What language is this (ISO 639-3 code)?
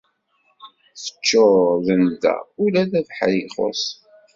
kab